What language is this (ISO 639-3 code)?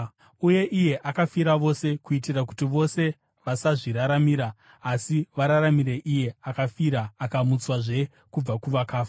sna